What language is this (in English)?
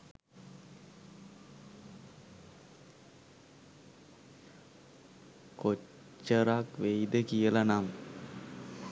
Sinhala